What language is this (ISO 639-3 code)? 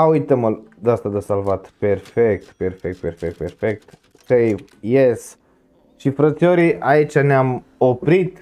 ron